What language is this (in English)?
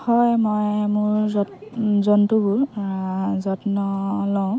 Assamese